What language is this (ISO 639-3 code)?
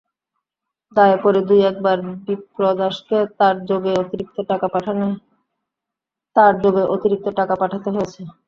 ben